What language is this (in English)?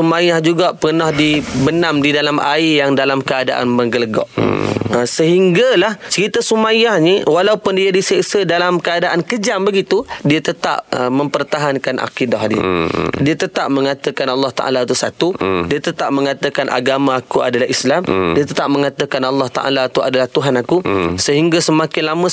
Malay